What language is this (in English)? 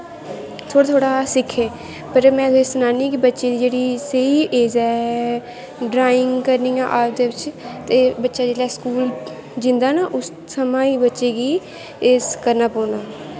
Dogri